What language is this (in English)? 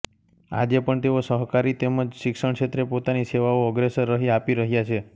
Gujarati